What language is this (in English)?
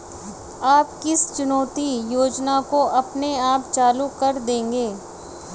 Hindi